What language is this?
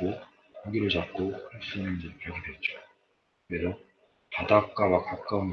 Korean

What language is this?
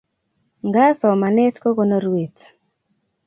Kalenjin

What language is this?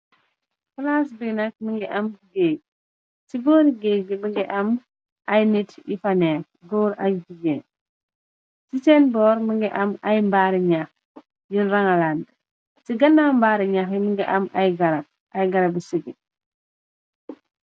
Wolof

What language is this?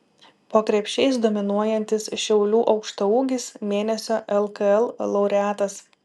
Lithuanian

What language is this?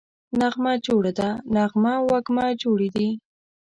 Pashto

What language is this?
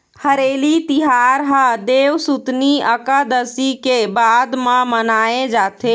Chhattisgarhi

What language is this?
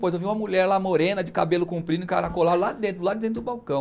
Portuguese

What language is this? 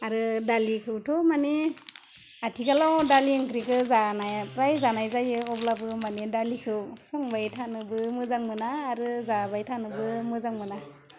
Bodo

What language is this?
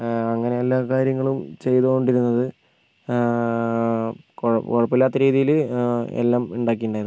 Malayalam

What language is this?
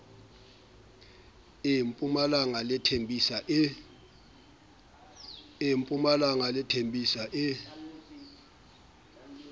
Southern Sotho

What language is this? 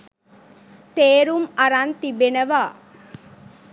Sinhala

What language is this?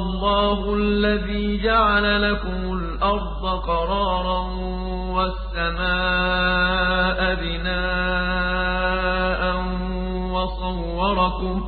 Arabic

